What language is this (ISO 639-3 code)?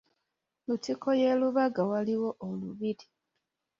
lug